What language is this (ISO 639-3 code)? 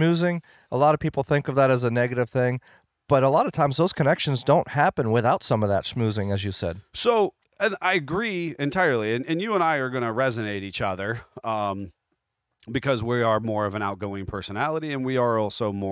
eng